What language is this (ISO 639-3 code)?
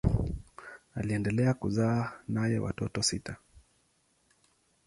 swa